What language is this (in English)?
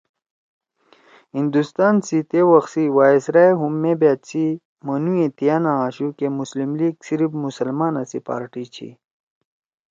Torwali